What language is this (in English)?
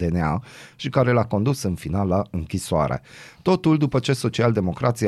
Romanian